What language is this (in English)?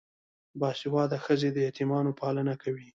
Pashto